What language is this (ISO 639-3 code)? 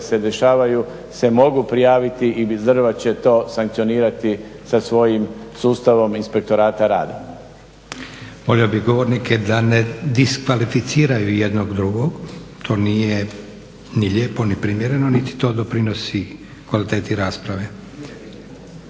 hrv